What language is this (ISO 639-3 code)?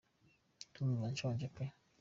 kin